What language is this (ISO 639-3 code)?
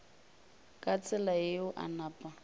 nso